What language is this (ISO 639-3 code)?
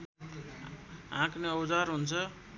nep